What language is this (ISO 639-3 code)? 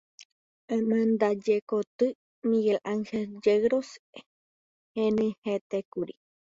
grn